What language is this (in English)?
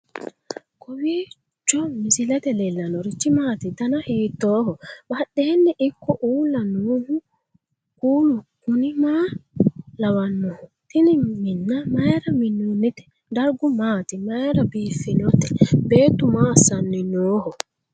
Sidamo